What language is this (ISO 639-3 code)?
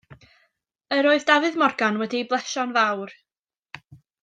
cym